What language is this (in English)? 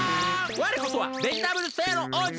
Japanese